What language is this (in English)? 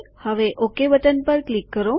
Gujarati